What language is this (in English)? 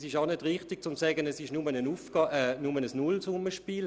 Swiss German